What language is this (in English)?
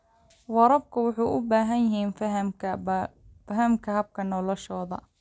Somali